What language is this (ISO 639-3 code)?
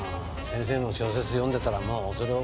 jpn